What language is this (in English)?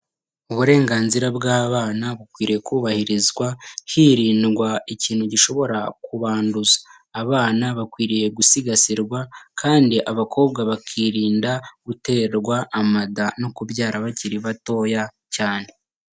Kinyarwanda